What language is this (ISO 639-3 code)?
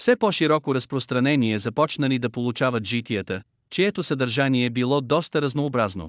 bul